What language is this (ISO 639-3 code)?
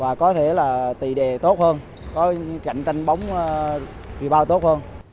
vie